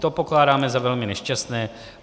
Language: Czech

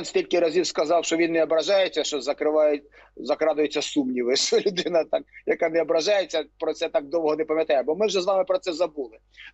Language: Ukrainian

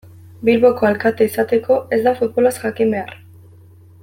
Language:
Basque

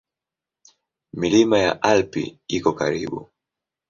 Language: Swahili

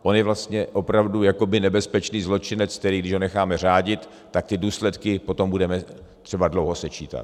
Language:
Czech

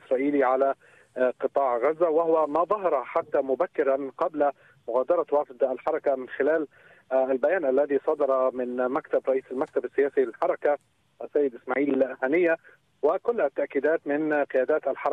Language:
Arabic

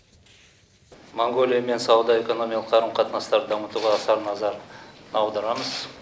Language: Kazakh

